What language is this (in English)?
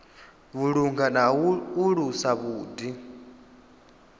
Venda